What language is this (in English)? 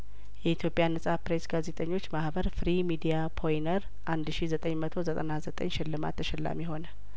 Amharic